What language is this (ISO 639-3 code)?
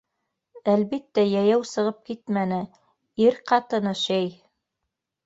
bak